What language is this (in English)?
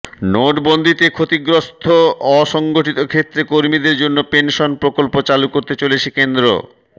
Bangla